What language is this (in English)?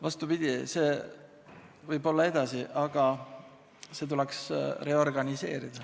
Estonian